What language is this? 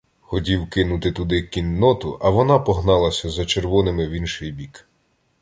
Ukrainian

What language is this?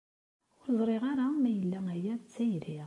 Kabyle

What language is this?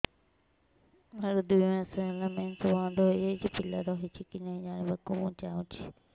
Odia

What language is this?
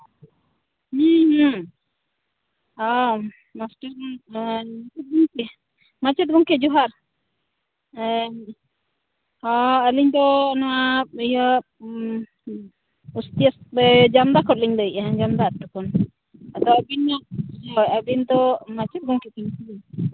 Santali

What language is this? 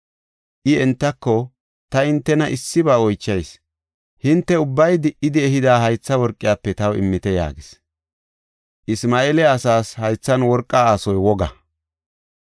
Gofa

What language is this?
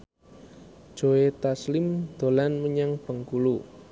Javanese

